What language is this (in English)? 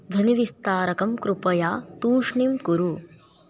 Sanskrit